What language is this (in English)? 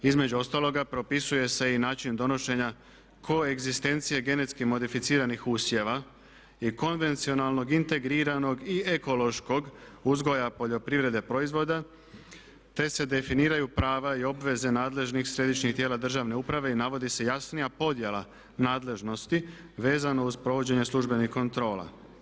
Croatian